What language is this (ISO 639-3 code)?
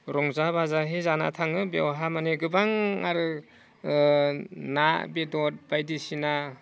brx